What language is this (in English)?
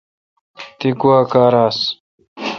Kalkoti